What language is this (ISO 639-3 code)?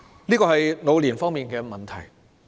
yue